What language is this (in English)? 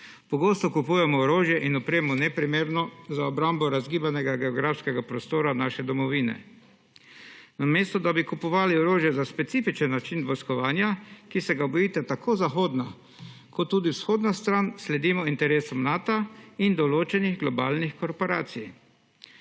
Slovenian